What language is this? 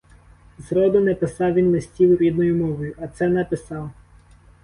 Ukrainian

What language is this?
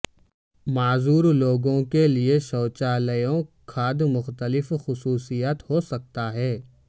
Urdu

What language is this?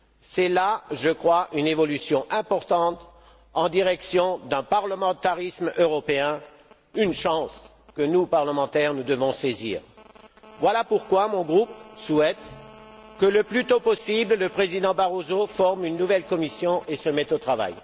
French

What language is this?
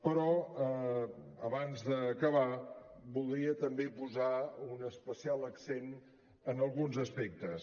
Catalan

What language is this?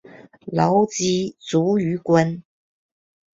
Chinese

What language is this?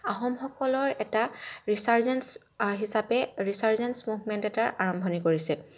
Assamese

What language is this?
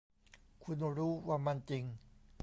Thai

